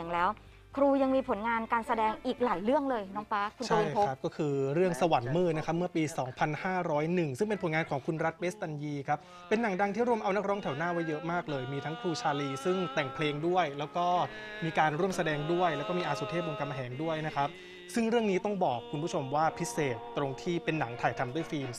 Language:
Thai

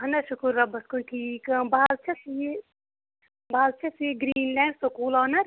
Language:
Kashmiri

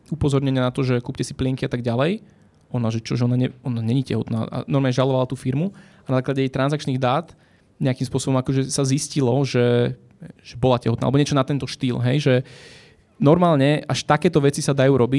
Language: Slovak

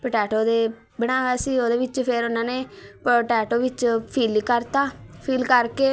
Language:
Punjabi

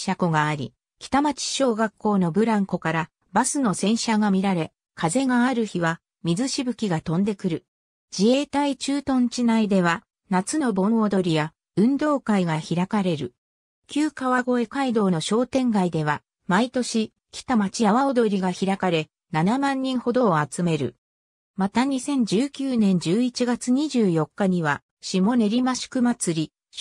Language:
Japanese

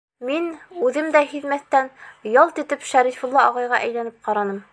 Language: Bashkir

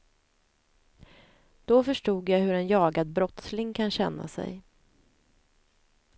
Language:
Swedish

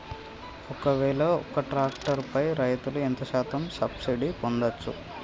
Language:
Telugu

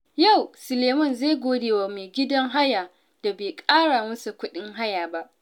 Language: Hausa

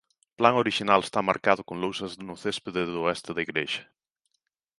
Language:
Galician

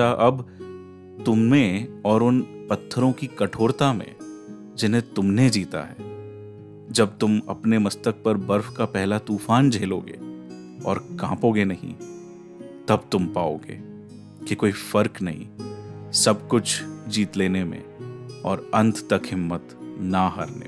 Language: Hindi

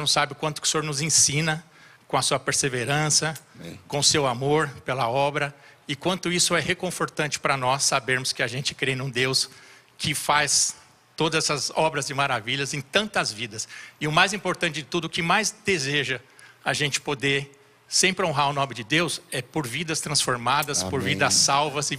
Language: Portuguese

